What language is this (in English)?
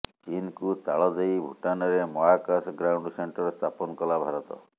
Odia